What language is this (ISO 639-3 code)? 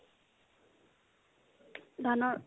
asm